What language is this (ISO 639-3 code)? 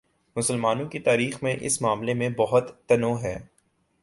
urd